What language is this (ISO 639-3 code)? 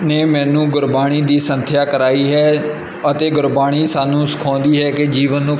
pan